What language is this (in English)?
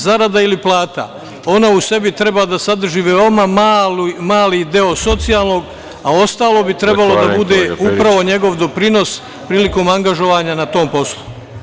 Serbian